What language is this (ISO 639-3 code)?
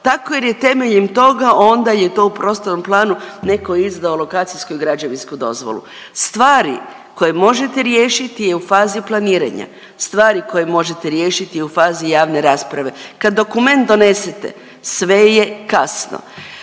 hrv